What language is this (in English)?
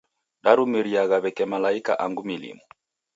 Taita